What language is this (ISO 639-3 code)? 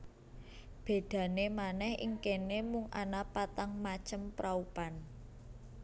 jav